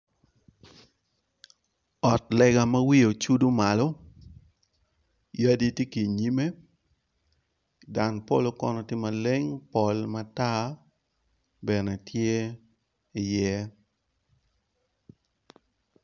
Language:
Acoli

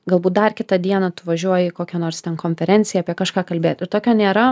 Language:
Lithuanian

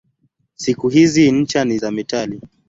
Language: Swahili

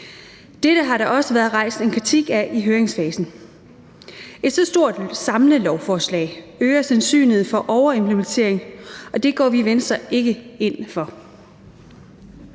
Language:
Danish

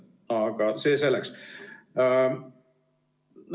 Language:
Estonian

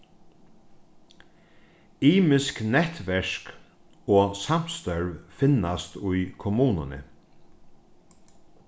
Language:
Faroese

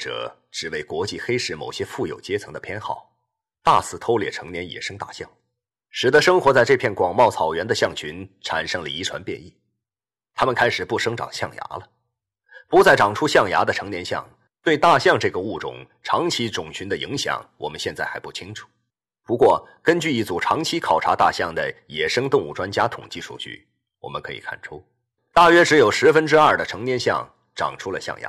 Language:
Chinese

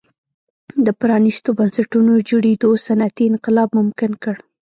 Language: Pashto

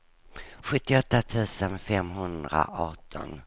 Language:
Swedish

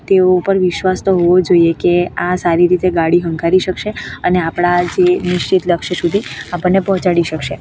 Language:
Gujarati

